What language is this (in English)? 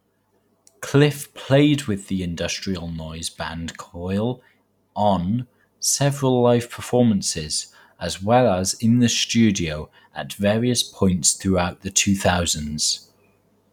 English